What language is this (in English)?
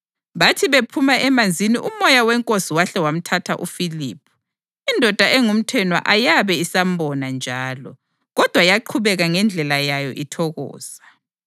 North Ndebele